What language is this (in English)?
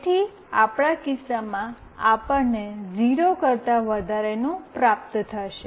Gujarati